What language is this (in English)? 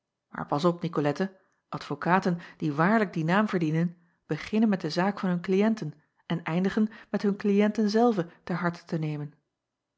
Dutch